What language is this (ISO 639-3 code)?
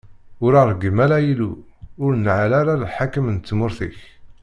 kab